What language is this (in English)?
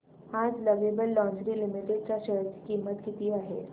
Marathi